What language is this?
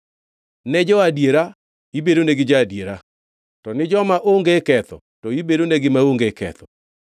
Luo (Kenya and Tanzania)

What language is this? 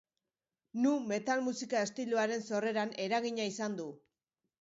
Basque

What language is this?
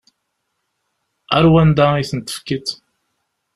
Kabyle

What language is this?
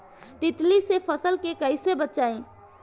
Bhojpuri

